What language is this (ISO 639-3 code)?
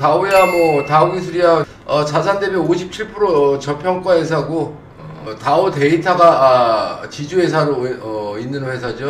kor